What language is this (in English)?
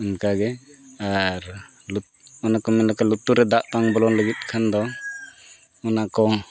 Santali